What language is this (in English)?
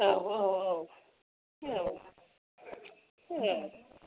Bodo